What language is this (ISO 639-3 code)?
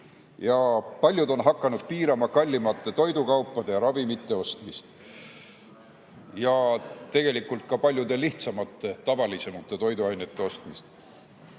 est